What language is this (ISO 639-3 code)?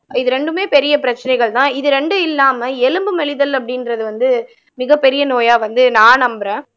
tam